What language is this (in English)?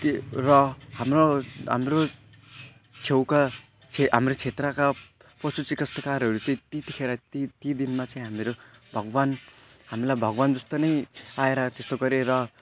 Nepali